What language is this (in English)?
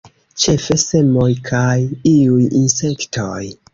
Esperanto